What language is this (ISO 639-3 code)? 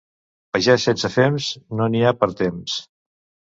cat